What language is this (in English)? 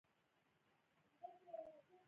Pashto